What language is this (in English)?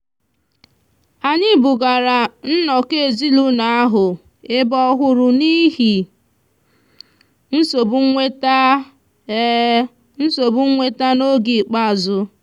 Igbo